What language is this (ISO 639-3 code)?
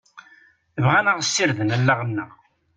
kab